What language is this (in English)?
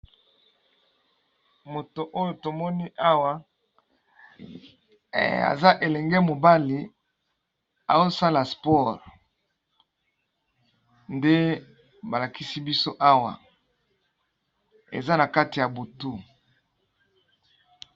Lingala